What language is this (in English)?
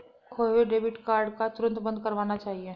Hindi